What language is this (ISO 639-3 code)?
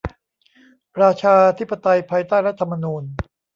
tha